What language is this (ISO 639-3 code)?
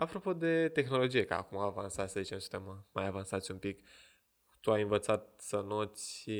ron